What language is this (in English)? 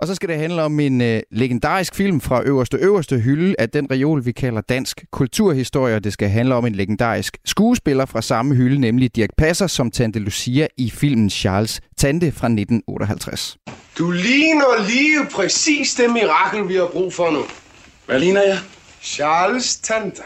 Danish